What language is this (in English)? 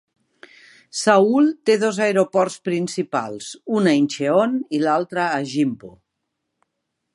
Catalan